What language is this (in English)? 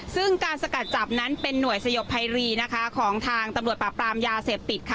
Thai